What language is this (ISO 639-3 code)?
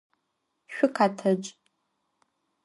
ady